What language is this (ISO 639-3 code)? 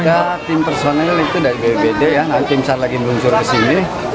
ind